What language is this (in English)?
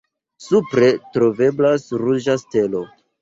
Esperanto